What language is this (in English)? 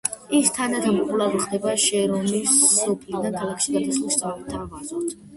Georgian